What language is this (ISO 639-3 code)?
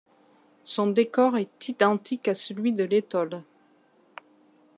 fra